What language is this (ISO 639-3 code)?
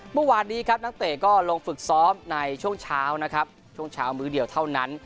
tha